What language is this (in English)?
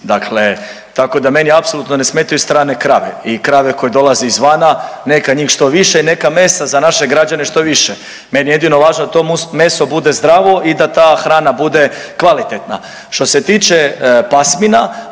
Croatian